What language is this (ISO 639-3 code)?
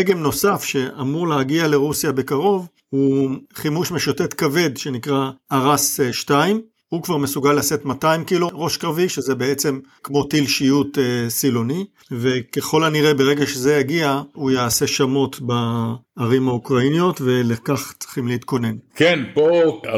heb